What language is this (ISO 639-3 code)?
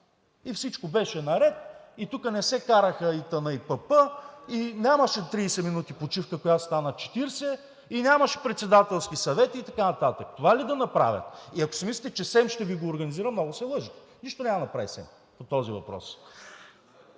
bul